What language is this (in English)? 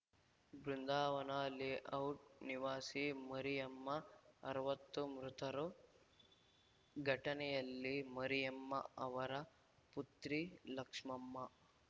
Kannada